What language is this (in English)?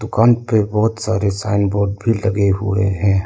Hindi